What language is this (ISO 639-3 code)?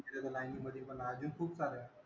mar